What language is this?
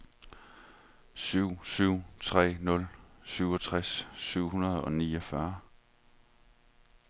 Danish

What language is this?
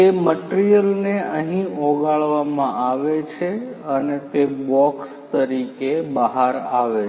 Gujarati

